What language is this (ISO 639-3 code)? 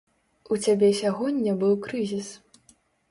bel